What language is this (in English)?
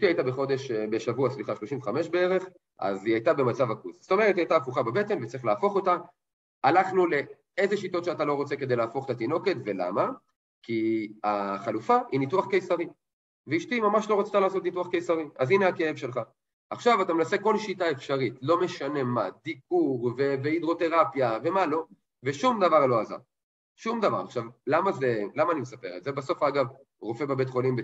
Hebrew